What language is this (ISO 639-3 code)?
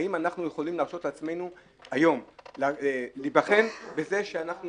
heb